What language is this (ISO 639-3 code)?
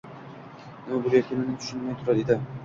uzb